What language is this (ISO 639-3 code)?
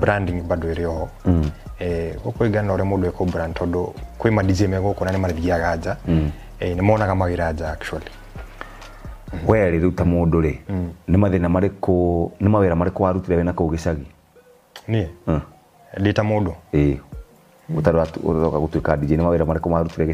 swa